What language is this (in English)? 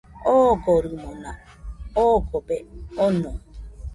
Nüpode Huitoto